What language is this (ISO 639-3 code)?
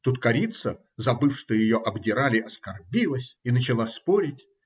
rus